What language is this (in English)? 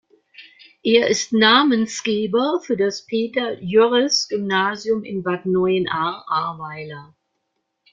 German